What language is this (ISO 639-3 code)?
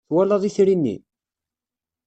kab